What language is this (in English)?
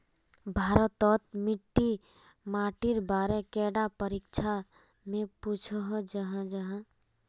Magahi